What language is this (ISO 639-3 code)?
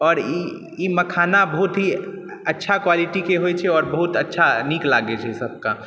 mai